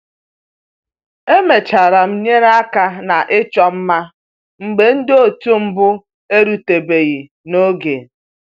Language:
Igbo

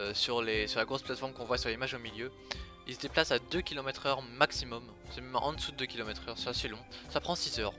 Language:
French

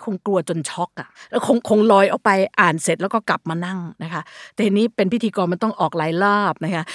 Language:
Thai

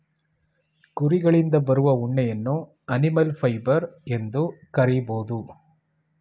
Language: Kannada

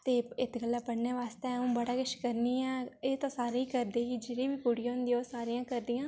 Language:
Dogri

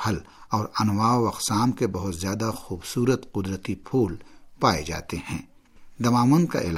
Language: Urdu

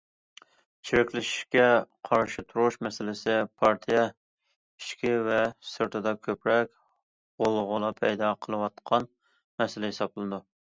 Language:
Uyghur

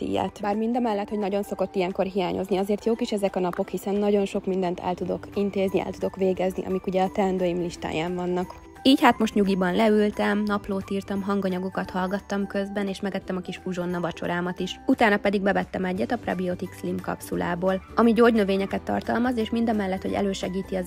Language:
Hungarian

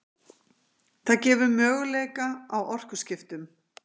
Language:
Icelandic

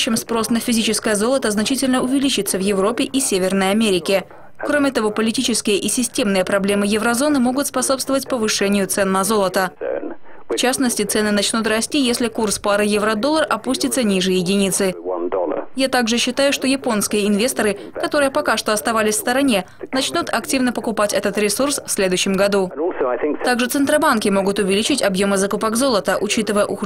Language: Russian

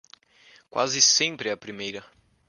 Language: Portuguese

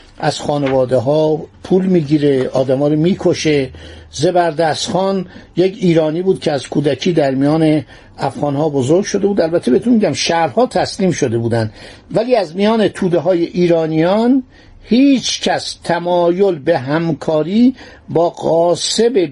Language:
Persian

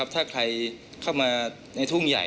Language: Thai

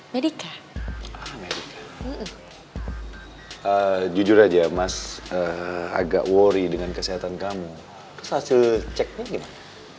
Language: Indonesian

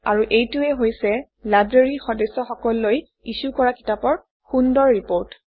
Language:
Assamese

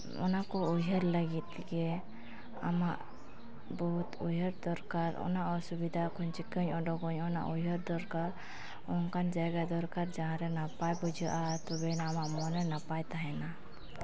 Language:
Santali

